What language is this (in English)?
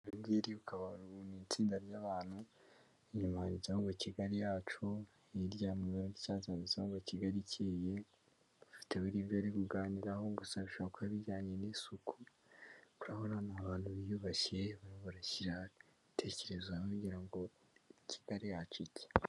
Kinyarwanda